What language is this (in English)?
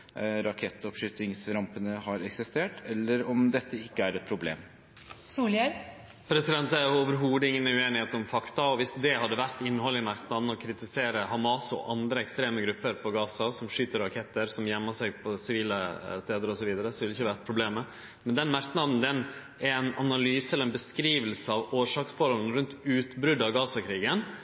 Norwegian